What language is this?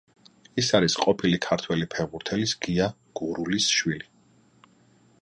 Georgian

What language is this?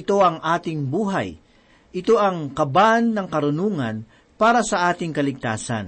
Filipino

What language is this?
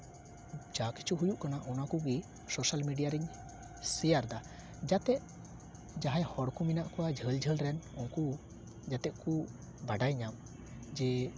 Santali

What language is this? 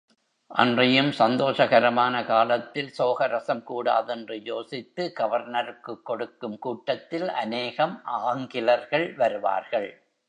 Tamil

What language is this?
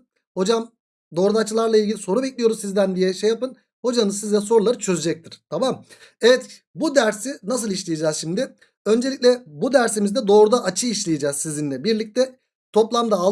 Turkish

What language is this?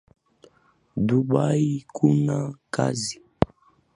Swahili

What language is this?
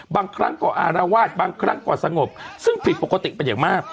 Thai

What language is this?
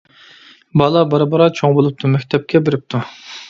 Uyghur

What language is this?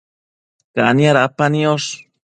Matsés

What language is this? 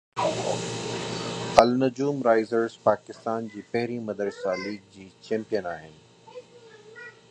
Sindhi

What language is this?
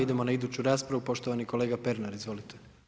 Croatian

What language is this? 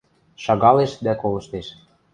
Western Mari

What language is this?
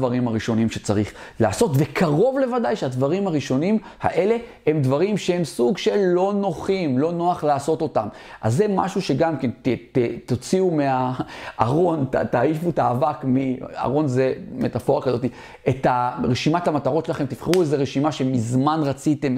Hebrew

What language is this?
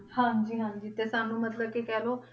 Punjabi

